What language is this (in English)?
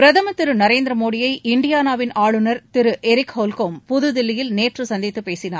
Tamil